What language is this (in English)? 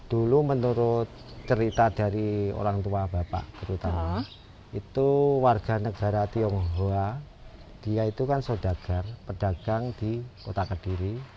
Indonesian